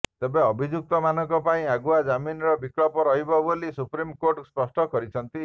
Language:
Odia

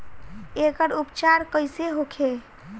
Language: Bhojpuri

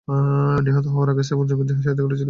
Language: Bangla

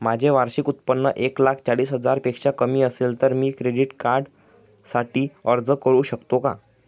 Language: Marathi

